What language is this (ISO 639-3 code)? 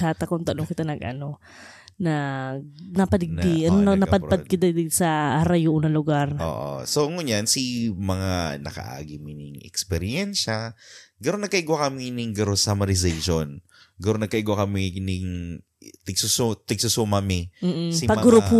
fil